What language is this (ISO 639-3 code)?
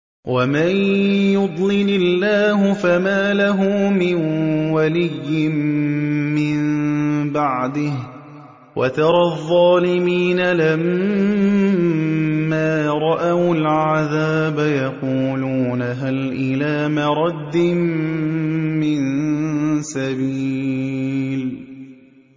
ara